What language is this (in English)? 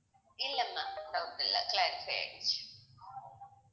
Tamil